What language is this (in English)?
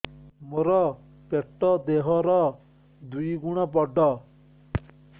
Odia